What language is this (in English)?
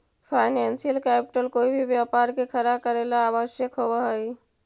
Magahi